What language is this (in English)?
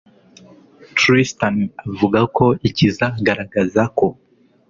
Kinyarwanda